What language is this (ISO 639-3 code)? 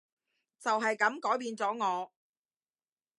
yue